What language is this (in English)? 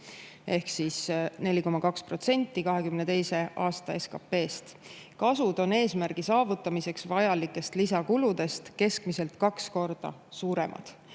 Estonian